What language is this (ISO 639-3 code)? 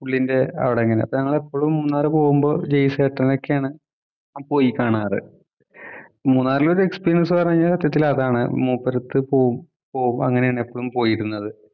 mal